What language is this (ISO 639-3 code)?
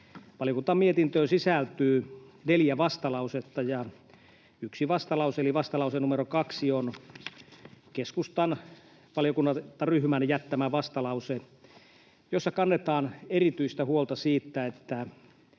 fin